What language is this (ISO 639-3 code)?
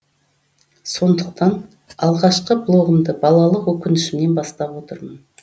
kaz